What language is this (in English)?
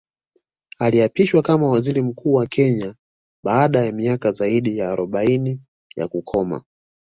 Swahili